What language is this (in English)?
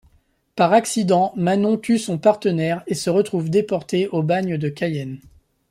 French